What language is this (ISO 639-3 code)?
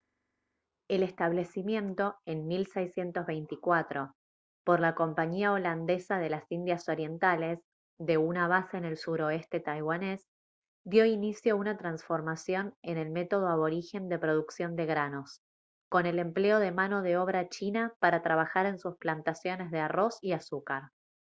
spa